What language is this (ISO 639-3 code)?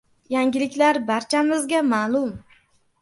uzb